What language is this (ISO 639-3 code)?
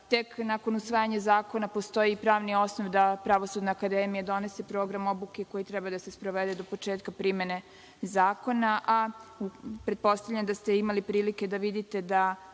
srp